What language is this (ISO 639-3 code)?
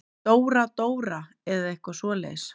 isl